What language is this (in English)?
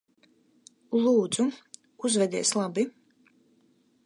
Latvian